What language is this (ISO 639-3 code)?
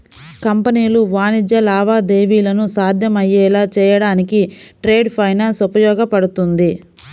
tel